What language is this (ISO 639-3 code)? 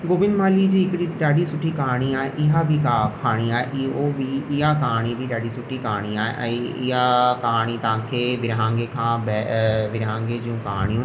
snd